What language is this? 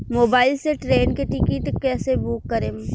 Bhojpuri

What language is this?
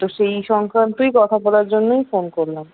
Bangla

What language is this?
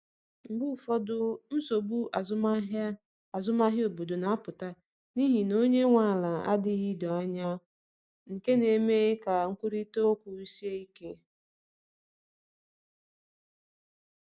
Igbo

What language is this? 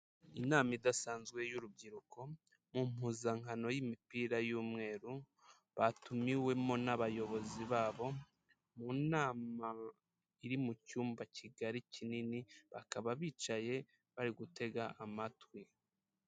Kinyarwanda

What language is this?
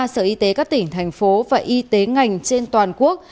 Vietnamese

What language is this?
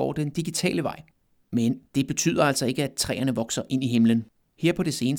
Danish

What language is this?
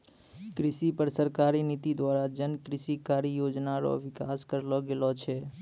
Maithili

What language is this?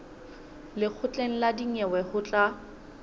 Southern Sotho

